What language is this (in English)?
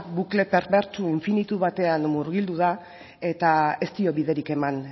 Basque